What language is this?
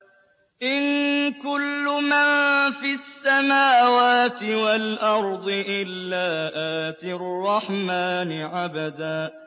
Arabic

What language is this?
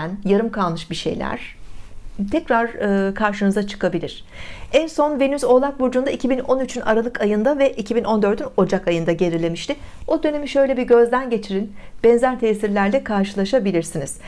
Turkish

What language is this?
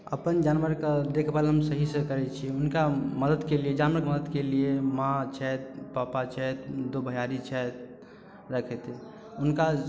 Maithili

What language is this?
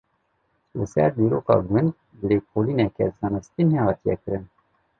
Kurdish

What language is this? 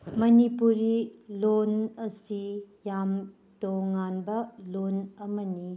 Manipuri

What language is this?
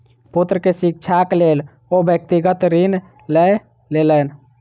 Maithili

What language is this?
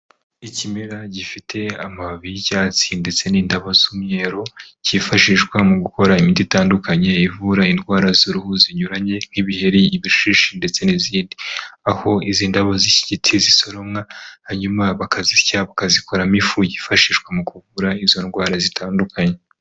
Kinyarwanda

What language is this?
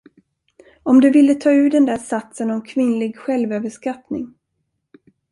Swedish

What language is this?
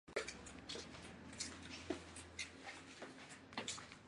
Chinese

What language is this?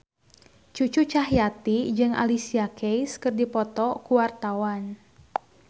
Sundanese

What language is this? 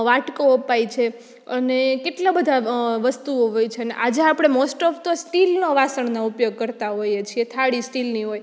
Gujarati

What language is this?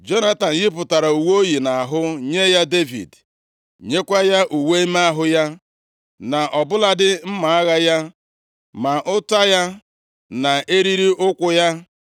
Igbo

